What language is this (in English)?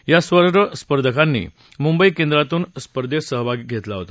Marathi